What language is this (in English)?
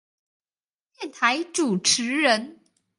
Chinese